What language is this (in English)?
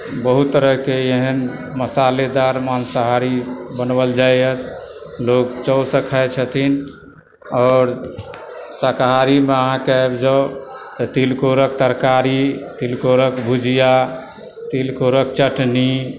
Maithili